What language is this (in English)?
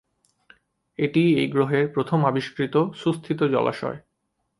Bangla